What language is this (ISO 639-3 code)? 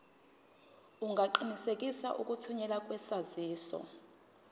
zul